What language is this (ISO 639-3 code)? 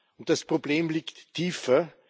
deu